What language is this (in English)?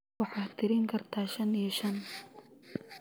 Somali